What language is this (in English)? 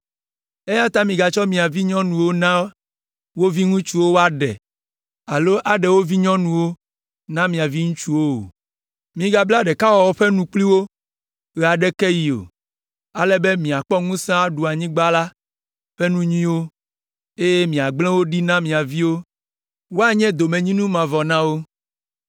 Ewe